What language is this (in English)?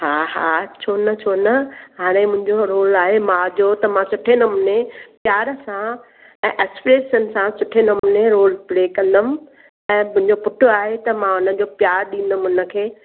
Sindhi